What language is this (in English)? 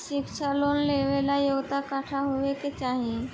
Bhojpuri